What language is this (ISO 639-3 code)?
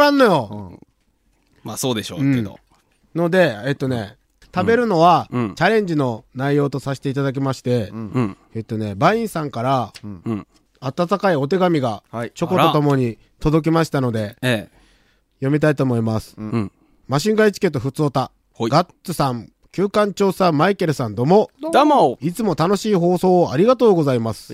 jpn